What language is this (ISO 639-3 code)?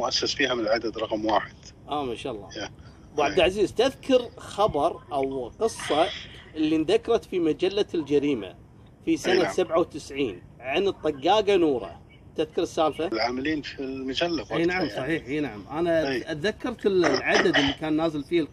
ara